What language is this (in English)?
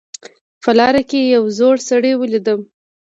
Pashto